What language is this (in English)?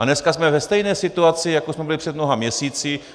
Czech